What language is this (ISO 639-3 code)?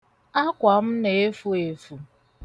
ibo